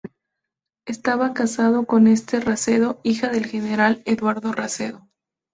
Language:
Spanish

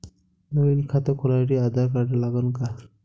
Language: Marathi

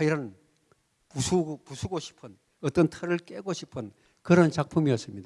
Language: Korean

